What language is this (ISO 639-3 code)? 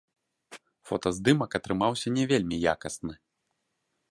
bel